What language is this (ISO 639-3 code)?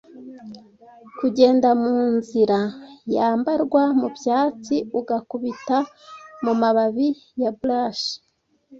kin